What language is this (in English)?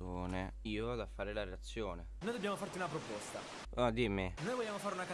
Italian